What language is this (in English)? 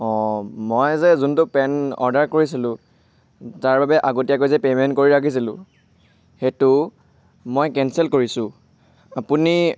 Assamese